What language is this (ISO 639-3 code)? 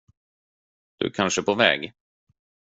swe